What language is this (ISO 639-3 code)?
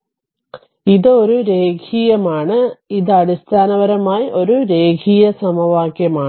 mal